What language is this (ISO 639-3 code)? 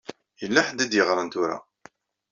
kab